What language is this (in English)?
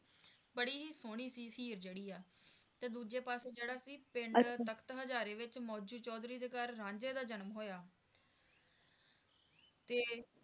Punjabi